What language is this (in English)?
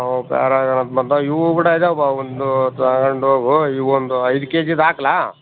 Kannada